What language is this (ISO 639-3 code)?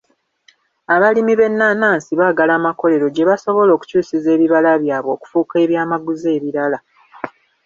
lug